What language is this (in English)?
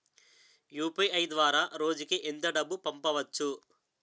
Telugu